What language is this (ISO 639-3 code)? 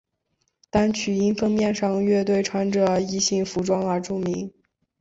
zho